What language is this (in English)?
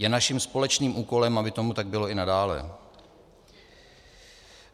Czech